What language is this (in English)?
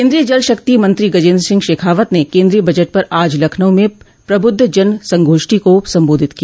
Hindi